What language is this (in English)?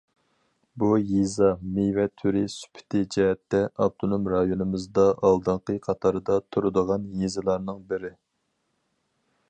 Uyghur